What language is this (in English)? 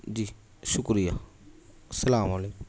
Urdu